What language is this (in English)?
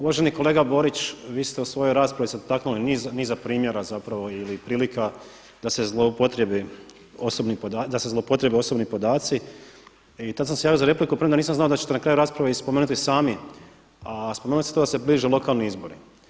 Croatian